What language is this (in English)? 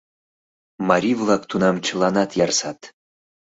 Mari